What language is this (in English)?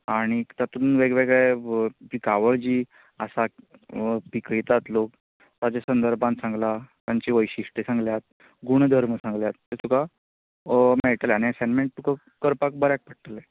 Konkani